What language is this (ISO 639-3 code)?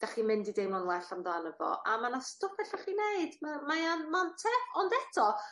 cym